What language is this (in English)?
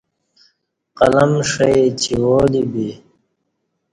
Kati